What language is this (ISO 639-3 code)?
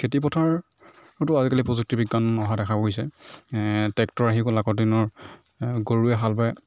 asm